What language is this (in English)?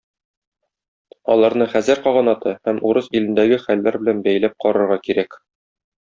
Tatar